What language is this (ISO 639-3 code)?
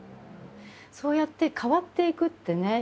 jpn